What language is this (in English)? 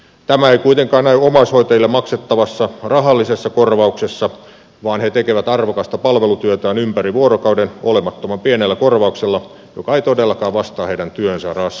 Finnish